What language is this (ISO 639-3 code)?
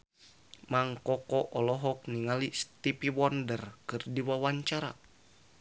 sun